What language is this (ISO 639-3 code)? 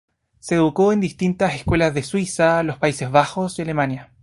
spa